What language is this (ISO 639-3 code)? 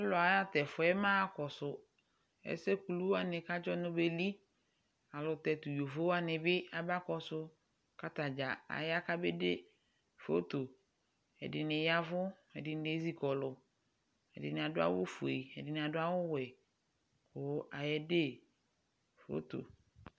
kpo